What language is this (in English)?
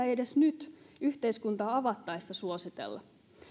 Finnish